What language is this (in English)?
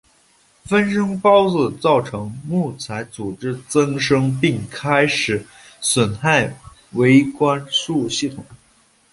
Chinese